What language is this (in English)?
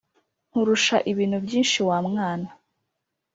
Kinyarwanda